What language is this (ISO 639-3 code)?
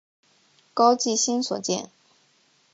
zho